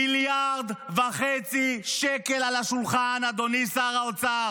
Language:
Hebrew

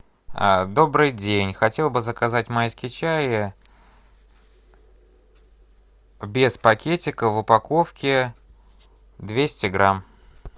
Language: Russian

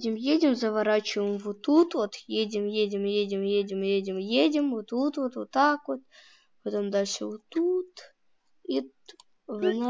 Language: Russian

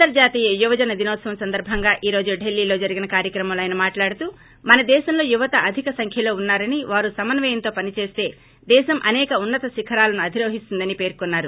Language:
Telugu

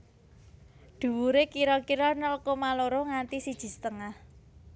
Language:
Javanese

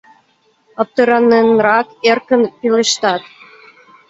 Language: Mari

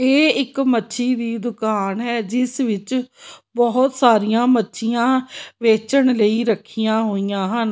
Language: Punjabi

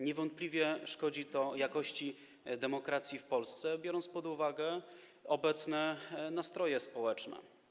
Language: Polish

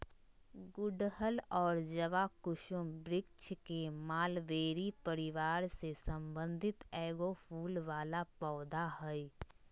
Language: Magahi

